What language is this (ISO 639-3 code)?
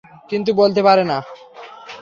ben